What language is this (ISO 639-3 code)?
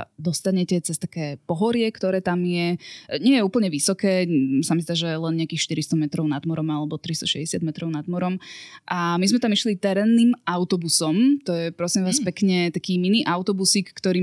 slk